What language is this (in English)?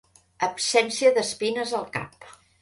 Catalan